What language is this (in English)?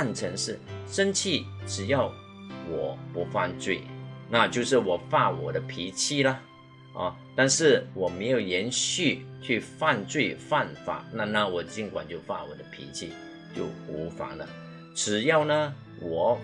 Chinese